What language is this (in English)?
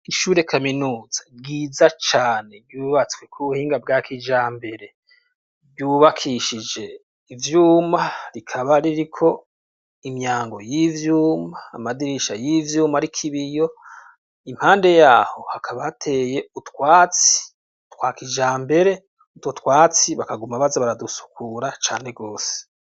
Rundi